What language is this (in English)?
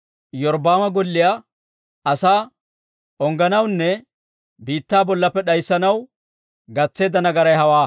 Dawro